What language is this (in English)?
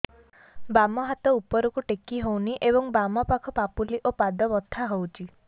Odia